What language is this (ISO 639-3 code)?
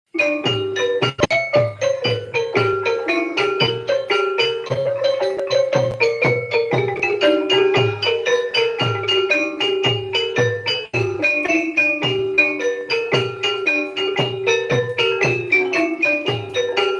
ind